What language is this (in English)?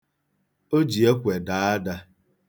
Igbo